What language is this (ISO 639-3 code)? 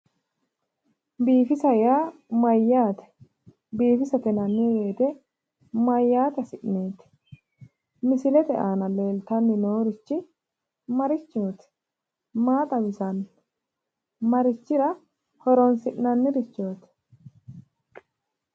sid